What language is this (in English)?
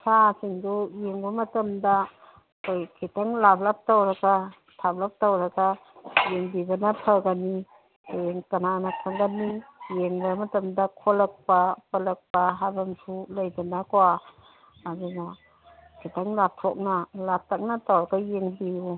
Manipuri